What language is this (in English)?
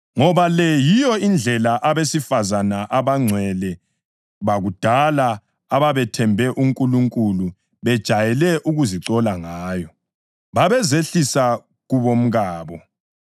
North Ndebele